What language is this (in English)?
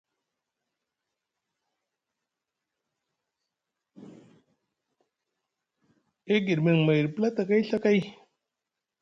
Musgu